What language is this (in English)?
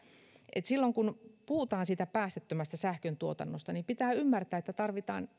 Finnish